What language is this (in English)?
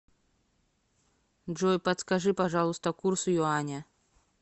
Russian